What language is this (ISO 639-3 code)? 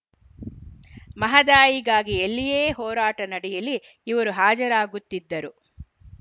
kan